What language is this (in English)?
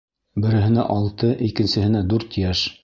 Bashkir